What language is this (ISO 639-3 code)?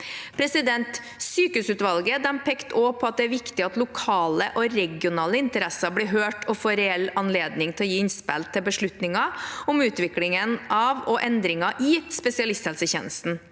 nor